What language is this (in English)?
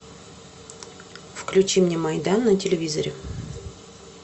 Russian